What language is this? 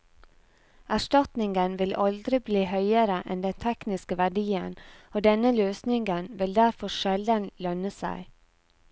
Norwegian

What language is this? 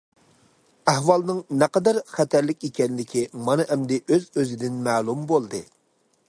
Uyghur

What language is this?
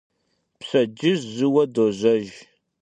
Kabardian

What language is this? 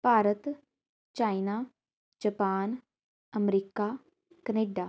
Punjabi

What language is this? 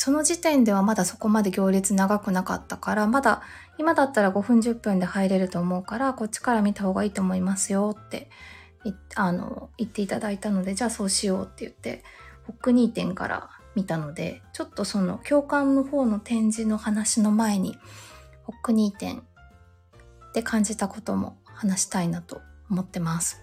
Japanese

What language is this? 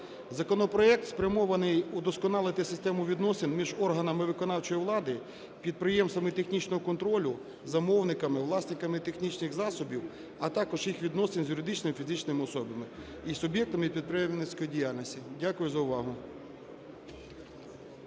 Ukrainian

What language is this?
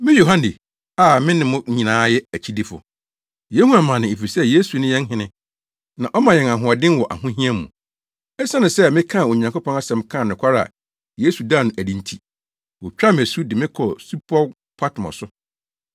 Akan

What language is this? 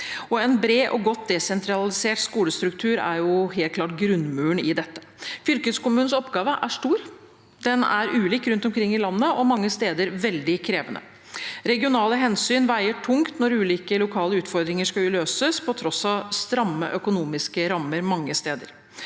Norwegian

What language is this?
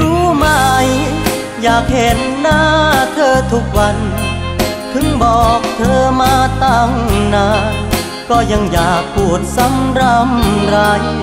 Thai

